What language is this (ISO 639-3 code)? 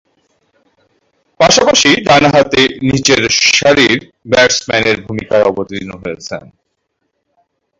ben